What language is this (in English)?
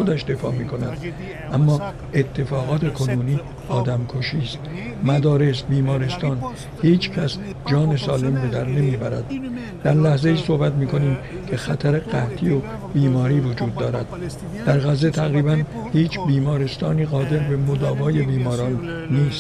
Persian